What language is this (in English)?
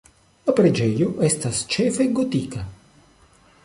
Esperanto